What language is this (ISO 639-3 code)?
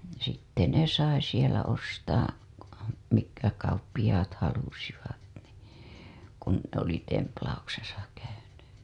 fin